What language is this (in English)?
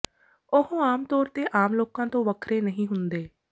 Punjabi